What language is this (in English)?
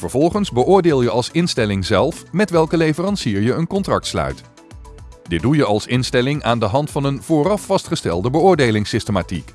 Dutch